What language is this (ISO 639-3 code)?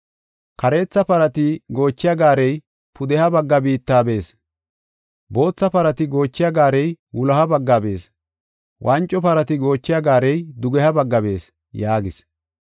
gof